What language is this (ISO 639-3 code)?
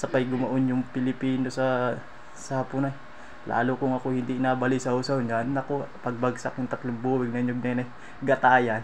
fil